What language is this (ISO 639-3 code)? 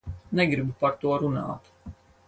lav